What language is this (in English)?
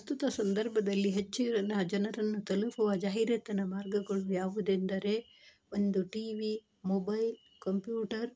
Kannada